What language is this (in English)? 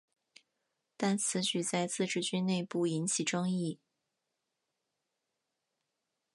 Chinese